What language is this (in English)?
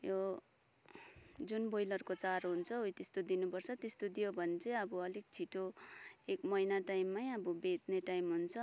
Nepali